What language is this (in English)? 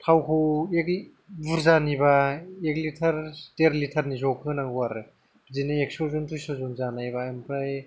Bodo